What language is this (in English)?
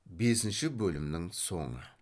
Kazakh